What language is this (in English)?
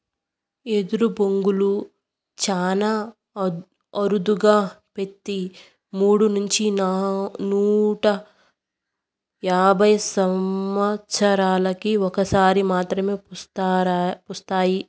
Telugu